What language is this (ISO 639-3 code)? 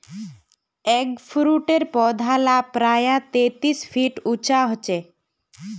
mag